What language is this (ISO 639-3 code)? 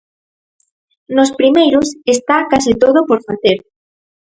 glg